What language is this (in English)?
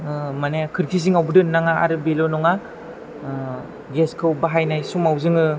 Bodo